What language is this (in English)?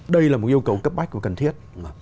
Vietnamese